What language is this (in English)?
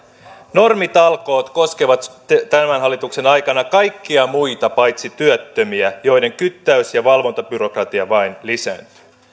Finnish